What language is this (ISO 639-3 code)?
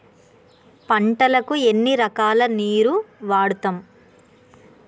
tel